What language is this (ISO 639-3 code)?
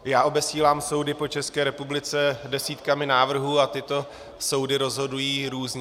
ces